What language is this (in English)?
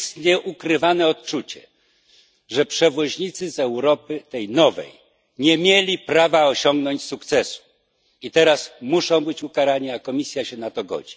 Polish